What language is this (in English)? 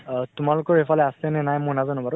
Assamese